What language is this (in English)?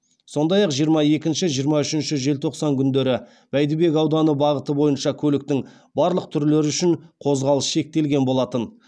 Kazakh